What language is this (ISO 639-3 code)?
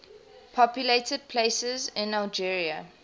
eng